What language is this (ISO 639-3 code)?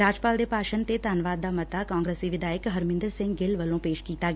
pan